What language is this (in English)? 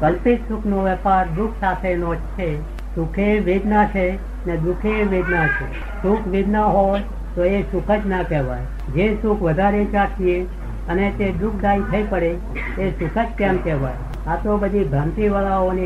Gujarati